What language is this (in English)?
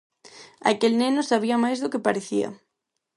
Galician